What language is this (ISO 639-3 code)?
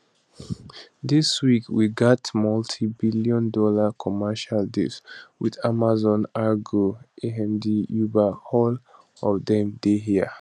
pcm